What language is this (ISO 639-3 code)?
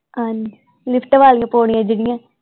pan